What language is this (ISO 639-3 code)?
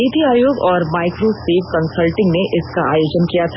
hin